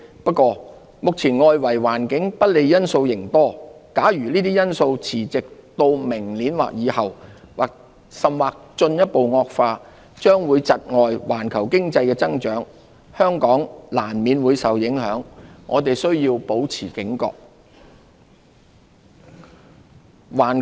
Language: Cantonese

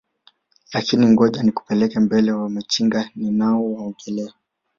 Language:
Swahili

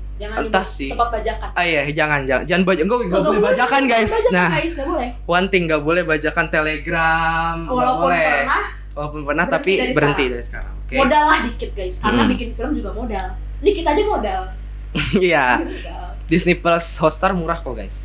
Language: Indonesian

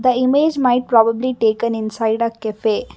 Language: English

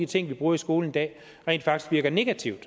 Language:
Danish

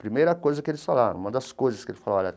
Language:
Portuguese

